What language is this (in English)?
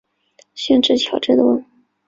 Chinese